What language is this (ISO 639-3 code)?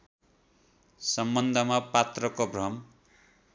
nep